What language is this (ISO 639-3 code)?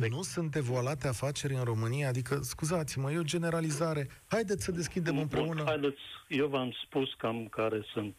ron